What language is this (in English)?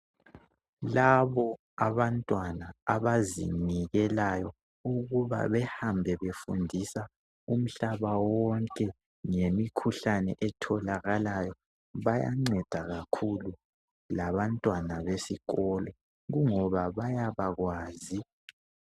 North Ndebele